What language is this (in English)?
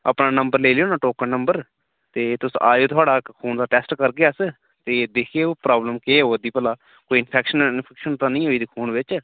Dogri